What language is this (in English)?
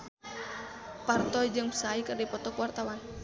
Sundanese